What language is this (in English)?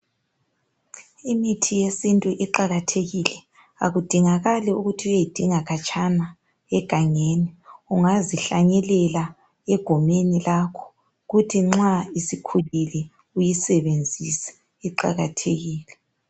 North Ndebele